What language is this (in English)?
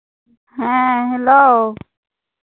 Santali